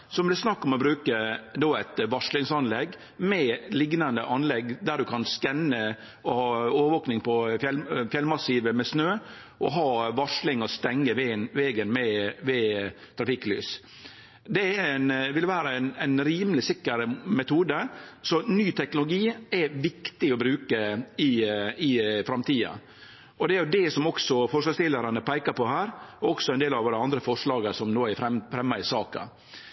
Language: Norwegian Nynorsk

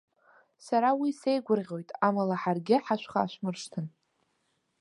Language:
Abkhazian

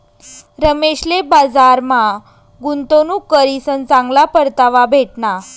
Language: Marathi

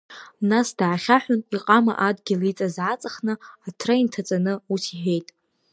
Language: Abkhazian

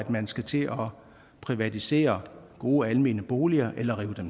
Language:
Danish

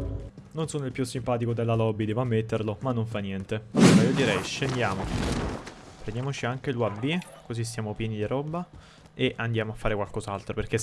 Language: Italian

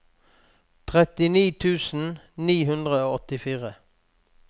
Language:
Norwegian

